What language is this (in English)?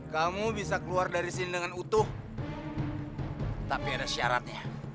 Indonesian